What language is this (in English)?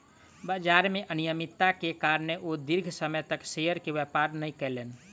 Maithili